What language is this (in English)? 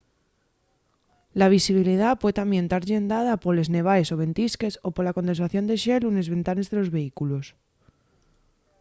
Asturian